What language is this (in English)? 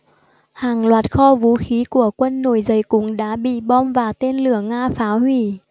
Vietnamese